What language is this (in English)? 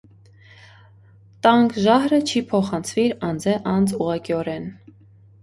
Armenian